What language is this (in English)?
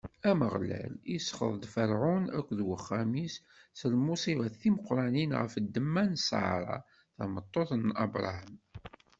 Kabyle